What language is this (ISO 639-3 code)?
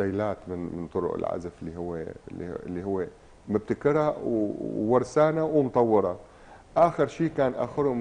ara